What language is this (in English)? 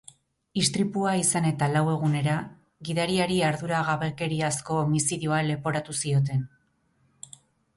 Basque